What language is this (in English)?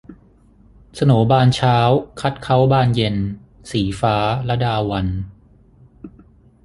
Thai